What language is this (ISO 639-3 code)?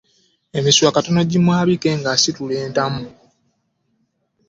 lug